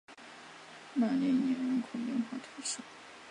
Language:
Chinese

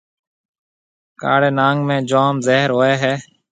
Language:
Marwari (Pakistan)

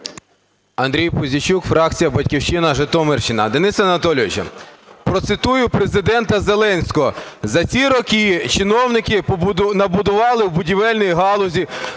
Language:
Ukrainian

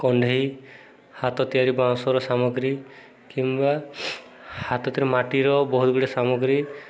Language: Odia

